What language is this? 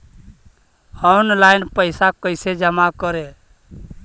Magahi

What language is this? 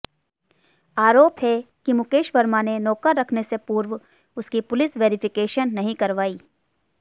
Hindi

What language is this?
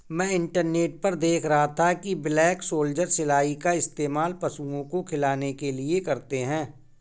Hindi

